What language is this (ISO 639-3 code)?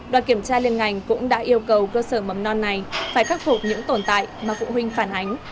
vie